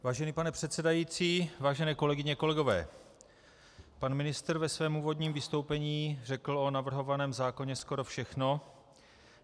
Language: Czech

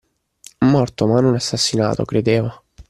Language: Italian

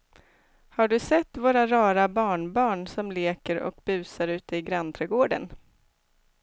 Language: Swedish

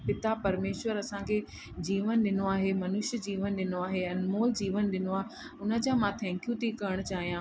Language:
Sindhi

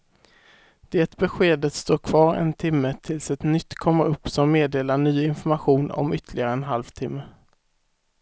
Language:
Swedish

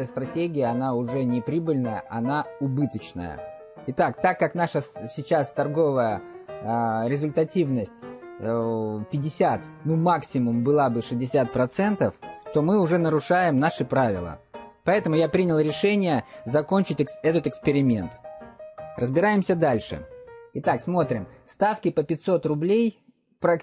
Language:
Russian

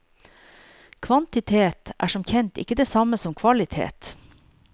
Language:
Norwegian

